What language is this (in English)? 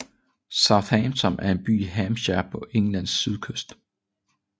Danish